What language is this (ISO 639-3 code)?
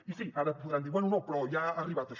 cat